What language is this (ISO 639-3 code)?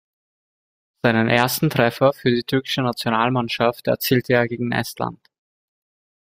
deu